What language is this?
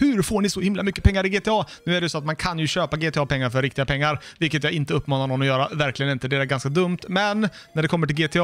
Swedish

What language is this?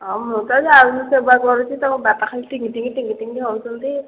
Odia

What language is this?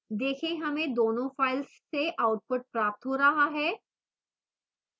Hindi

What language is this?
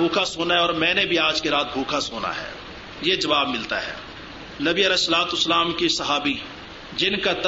Urdu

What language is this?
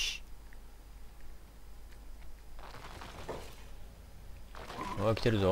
Japanese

